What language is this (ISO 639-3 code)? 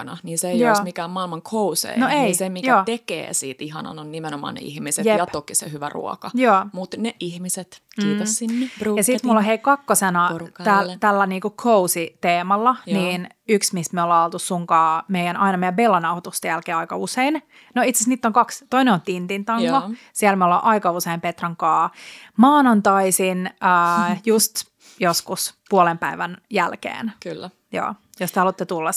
fin